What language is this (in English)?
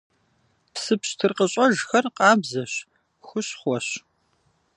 Kabardian